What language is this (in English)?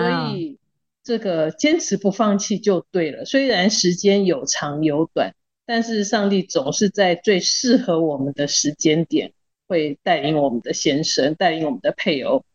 Chinese